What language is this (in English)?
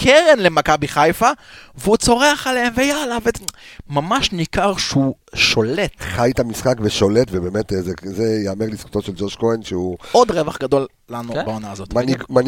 Hebrew